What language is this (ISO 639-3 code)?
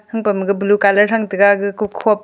nnp